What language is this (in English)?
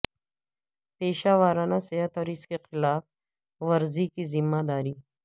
Urdu